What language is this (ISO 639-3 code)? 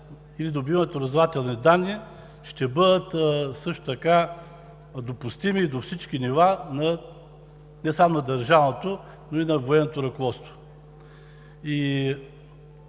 bul